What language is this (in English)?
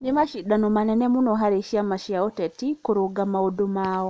Kikuyu